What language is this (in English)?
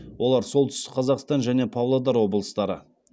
Kazakh